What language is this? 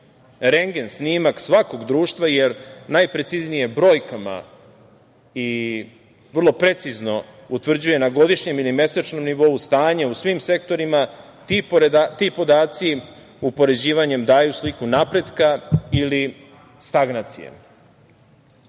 Serbian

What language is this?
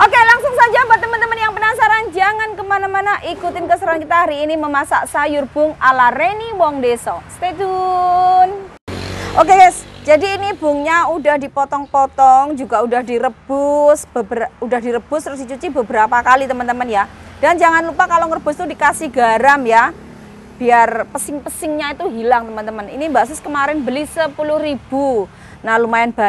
Indonesian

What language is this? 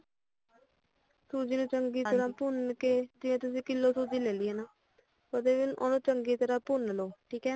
Punjabi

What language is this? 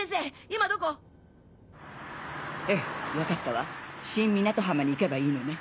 Japanese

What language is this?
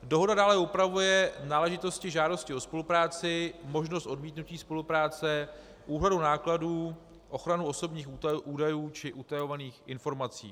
Czech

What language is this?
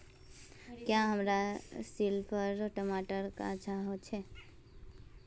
Magahi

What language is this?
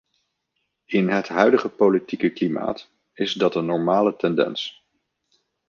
Dutch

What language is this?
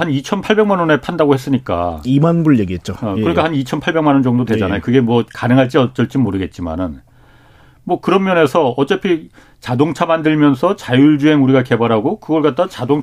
Korean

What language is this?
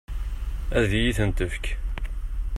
Kabyle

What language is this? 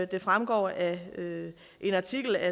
Danish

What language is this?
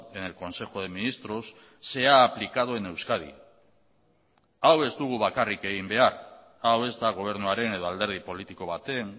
Basque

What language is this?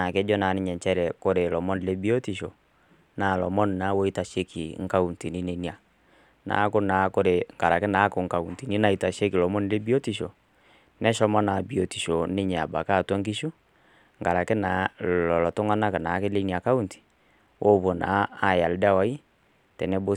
Masai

